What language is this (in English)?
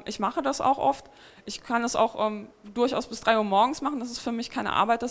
German